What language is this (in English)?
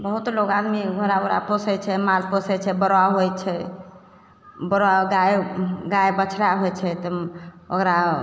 Maithili